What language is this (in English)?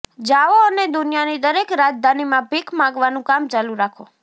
Gujarati